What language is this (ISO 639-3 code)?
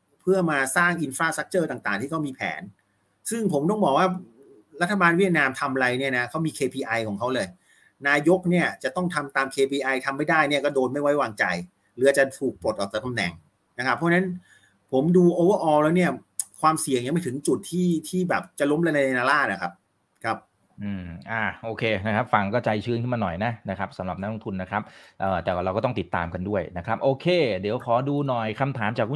tha